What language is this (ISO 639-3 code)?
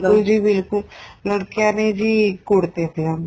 pan